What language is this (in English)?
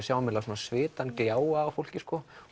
Icelandic